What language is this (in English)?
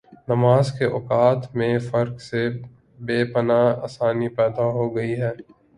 Urdu